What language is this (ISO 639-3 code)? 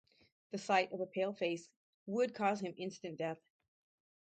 eng